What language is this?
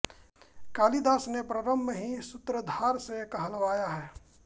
Hindi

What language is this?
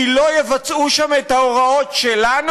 Hebrew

